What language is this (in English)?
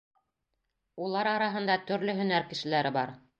Bashkir